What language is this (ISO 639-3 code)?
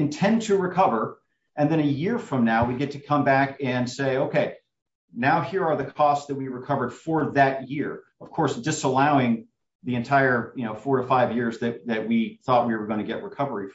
eng